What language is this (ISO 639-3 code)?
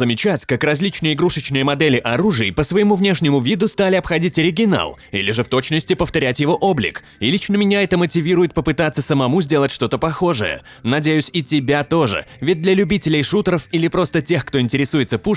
rus